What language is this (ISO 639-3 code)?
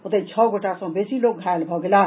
mai